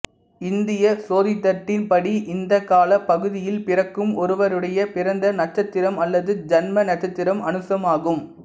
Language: Tamil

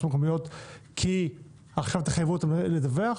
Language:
Hebrew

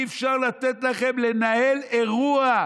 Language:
Hebrew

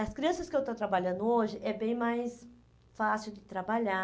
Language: Portuguese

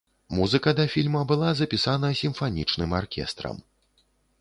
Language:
Belarusian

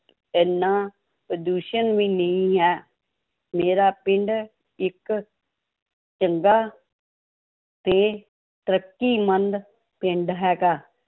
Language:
Punjabi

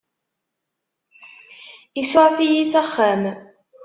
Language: Kabyle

